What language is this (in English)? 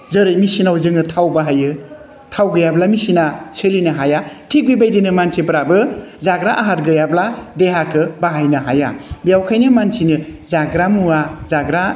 Bodo